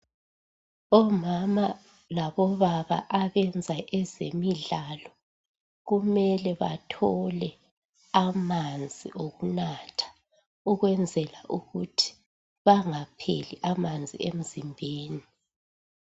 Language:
North Ndebele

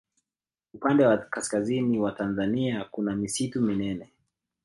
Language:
Swahili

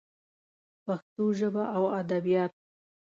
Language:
Pashto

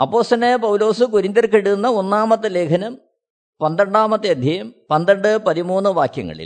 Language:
Malayalam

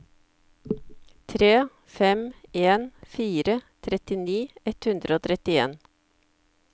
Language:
Norwegian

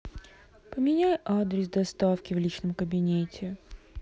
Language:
Russian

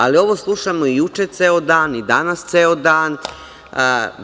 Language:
Serbian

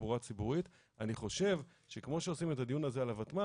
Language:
Hebrew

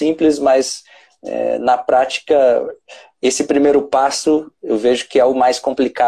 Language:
Portuguese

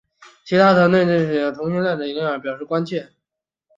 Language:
Chinese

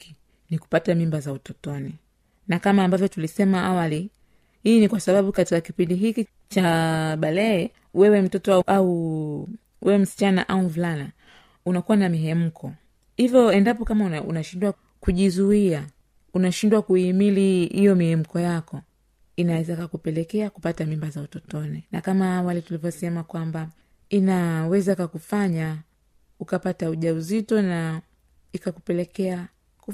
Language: Swahili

